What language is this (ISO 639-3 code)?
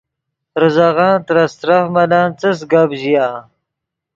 ydg